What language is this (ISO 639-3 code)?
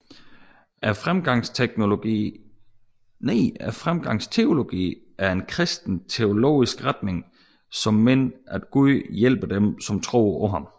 dan